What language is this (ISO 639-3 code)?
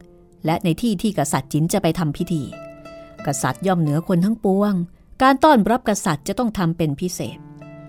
tha